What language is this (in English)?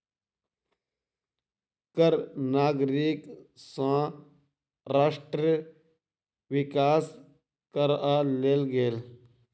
Maithili